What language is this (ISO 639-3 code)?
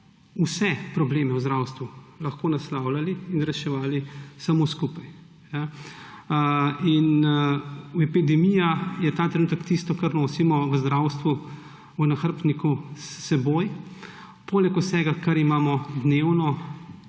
slv